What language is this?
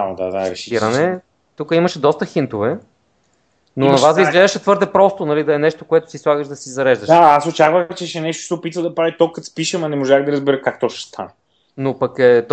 Bulgarian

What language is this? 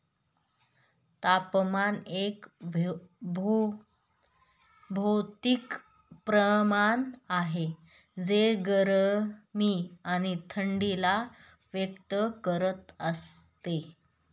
Marathi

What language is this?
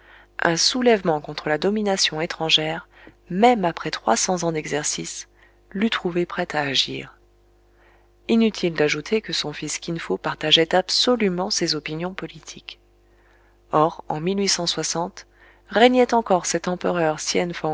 French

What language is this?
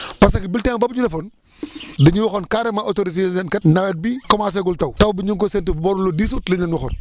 Wolof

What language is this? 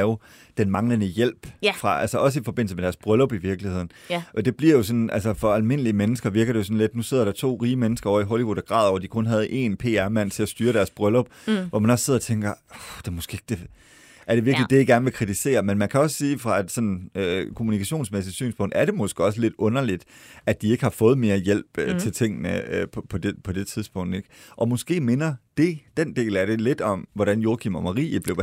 Danish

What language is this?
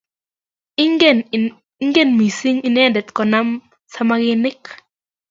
Kalenjin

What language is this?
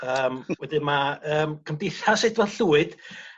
Welsh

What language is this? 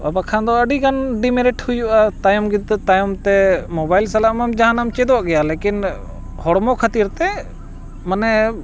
Santali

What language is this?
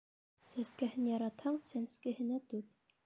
Bashkir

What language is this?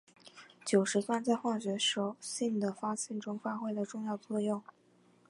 Chinese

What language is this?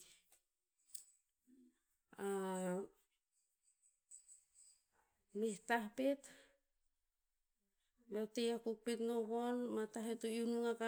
Tinputz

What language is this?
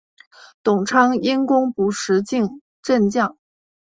Chinese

